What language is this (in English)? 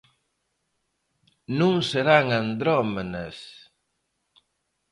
Galician